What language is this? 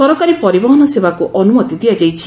Odia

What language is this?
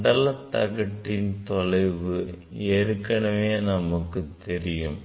Tamil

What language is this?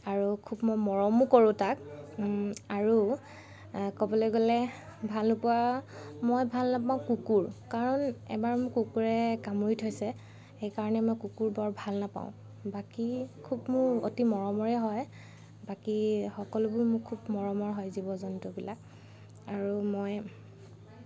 Assamese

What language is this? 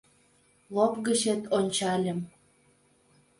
Mari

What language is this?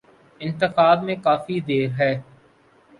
Urdu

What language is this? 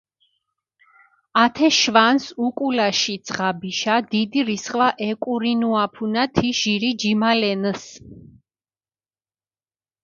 Mingrelian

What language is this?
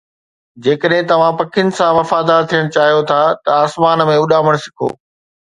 Sindhi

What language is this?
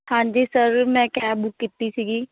Punjabi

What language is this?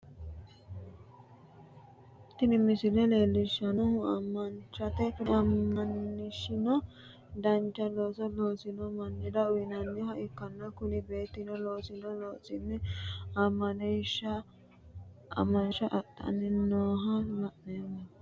Sidamo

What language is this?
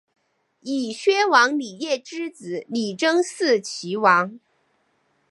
Chinese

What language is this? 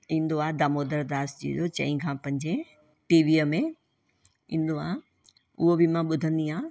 Sindhi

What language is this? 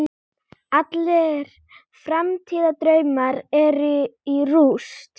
Icelandic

